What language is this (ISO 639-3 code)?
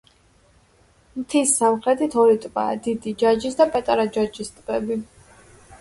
kat